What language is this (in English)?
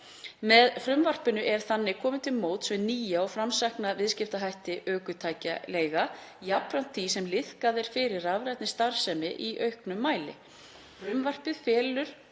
Icelandic